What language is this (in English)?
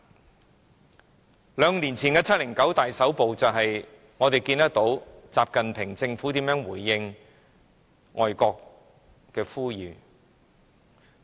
Cantonese